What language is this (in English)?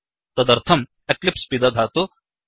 Sanskrit